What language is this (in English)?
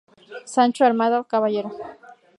Spanish